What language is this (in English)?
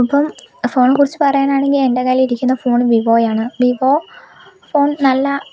Malayalam